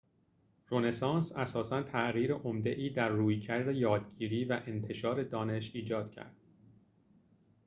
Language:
Persian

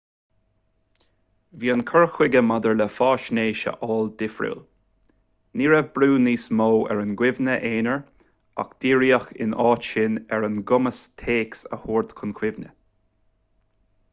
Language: Irish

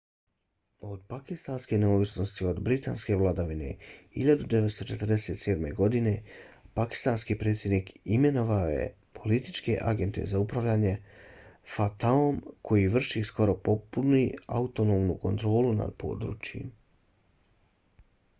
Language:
Bosnian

